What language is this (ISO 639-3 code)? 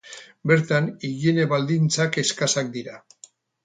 eus